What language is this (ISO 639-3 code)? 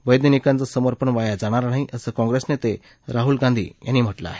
mar